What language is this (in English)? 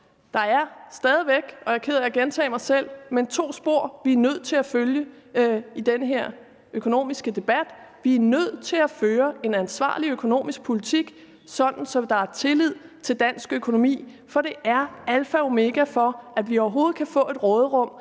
Danish